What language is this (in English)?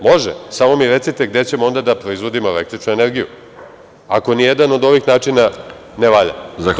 Serbian